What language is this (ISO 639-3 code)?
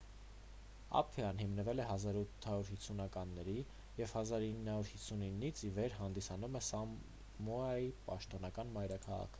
hye